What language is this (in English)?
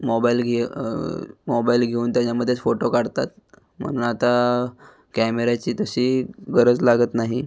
Marathi